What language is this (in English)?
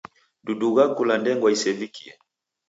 Taita